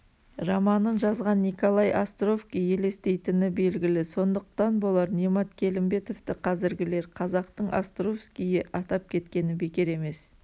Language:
Kazakh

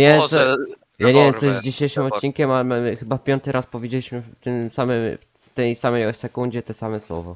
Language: Polish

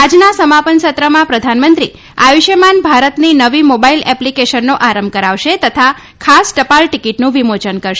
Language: Gujarati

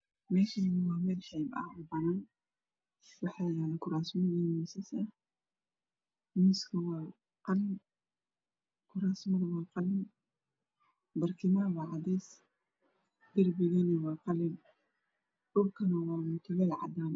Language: Somali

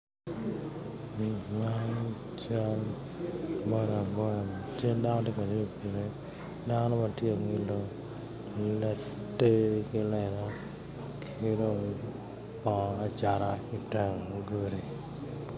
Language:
Acoli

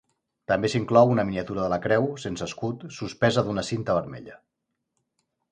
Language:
Catalan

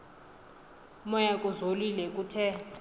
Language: Xhosa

